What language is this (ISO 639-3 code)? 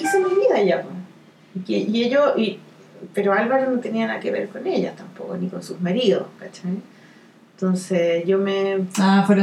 spa